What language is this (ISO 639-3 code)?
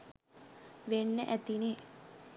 sin